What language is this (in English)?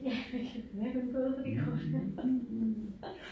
Danish